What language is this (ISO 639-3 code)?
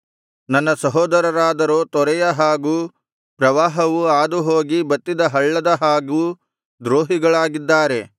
kan